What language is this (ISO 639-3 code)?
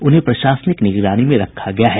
hin